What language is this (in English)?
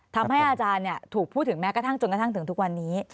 Thai